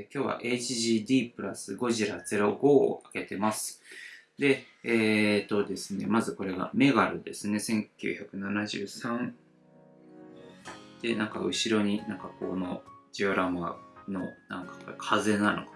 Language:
Japanese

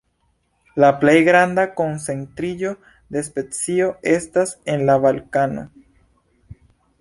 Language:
Esperanto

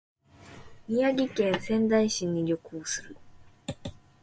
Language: Japanese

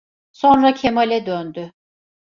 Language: Turkish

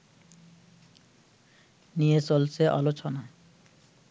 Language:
Bangla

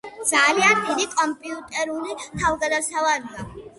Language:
Georgian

